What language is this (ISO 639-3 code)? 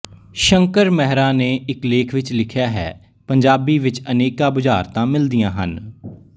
pan